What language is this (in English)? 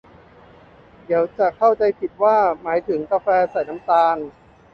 Thai